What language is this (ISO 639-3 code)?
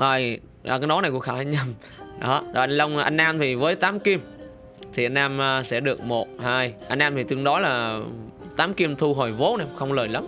vie